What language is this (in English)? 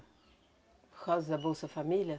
Portuguese